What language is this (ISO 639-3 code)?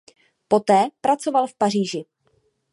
ces